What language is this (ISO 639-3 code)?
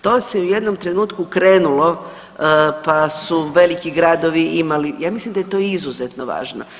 hrv